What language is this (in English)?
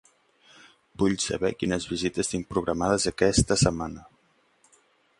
Catalan